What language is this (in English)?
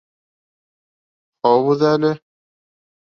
Bashkir